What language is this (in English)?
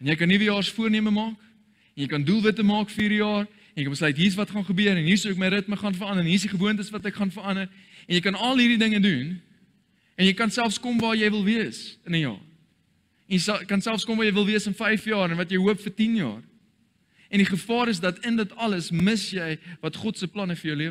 Dutch